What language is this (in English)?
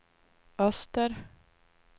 Swedish